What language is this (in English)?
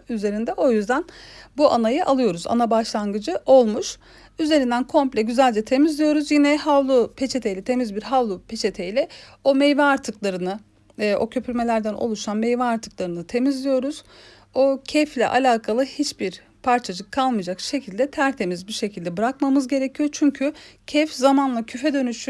Turkish